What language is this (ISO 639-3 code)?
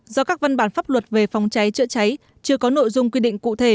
vie